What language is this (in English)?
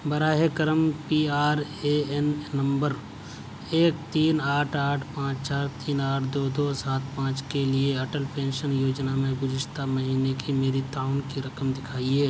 Urdu